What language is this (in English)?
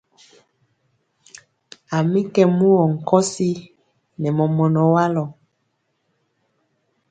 Mpiemo